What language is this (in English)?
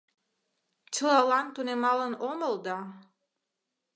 Mari